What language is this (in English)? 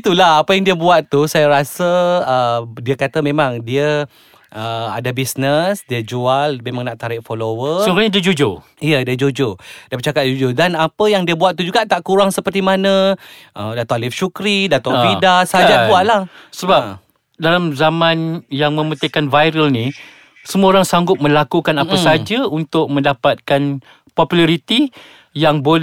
Malay